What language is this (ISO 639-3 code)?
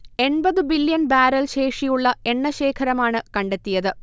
mal